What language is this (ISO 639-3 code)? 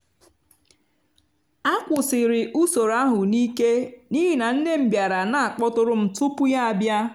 ibo